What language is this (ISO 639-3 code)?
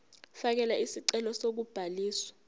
zul